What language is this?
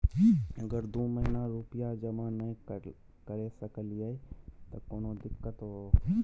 Maithili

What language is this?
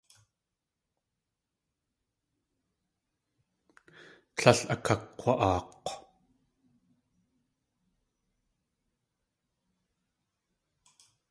Tlingit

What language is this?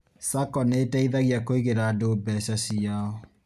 Kikuyu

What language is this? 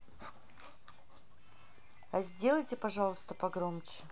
Russian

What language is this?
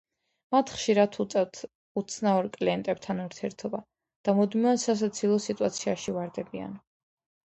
Georgian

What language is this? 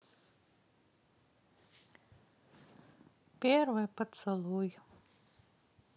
Russian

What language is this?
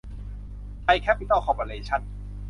Thai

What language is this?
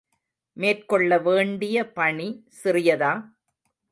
Tamil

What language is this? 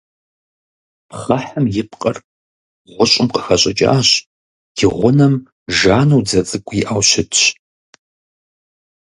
Kabardian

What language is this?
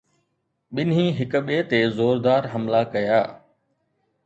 Sindhi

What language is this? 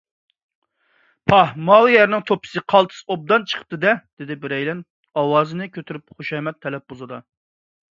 Uyghur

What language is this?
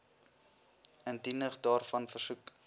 Afrikaans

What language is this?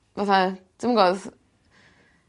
Welsh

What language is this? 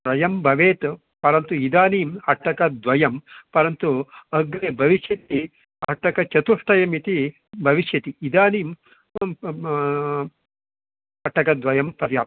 Sanskrit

